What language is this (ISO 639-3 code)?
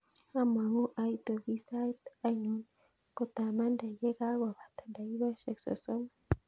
kln